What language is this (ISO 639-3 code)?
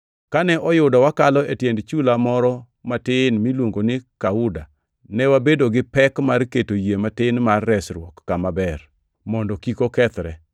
luo